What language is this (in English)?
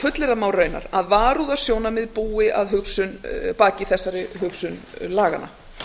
Icelandic